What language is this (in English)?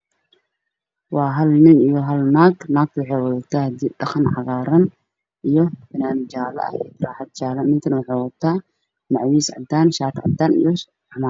Somali